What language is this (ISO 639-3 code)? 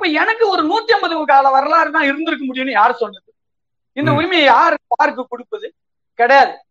tam